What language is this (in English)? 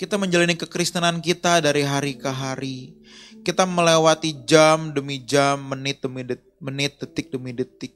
Indonesian